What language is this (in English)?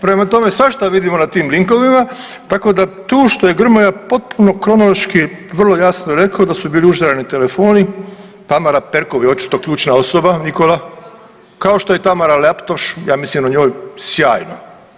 Croatian